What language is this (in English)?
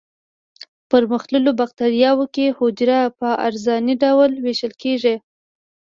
Pashto